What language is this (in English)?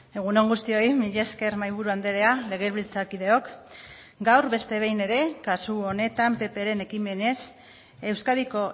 Basque